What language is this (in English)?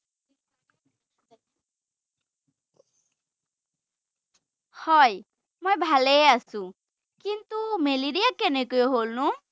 Assamese